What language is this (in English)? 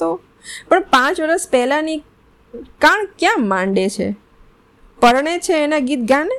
Gujarati